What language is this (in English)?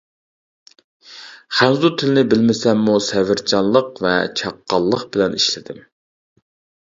Uyghur